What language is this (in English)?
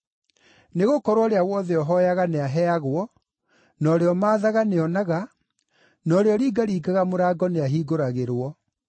Kikuyu